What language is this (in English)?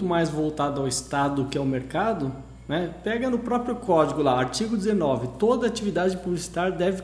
Portuguese